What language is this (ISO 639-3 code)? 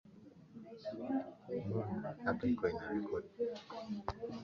swa